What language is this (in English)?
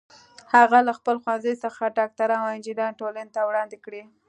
Pashto